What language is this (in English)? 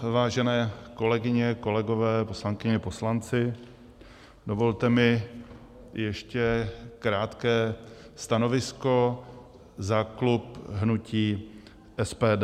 Czech